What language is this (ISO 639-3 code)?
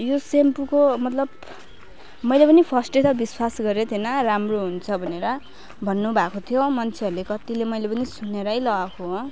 nep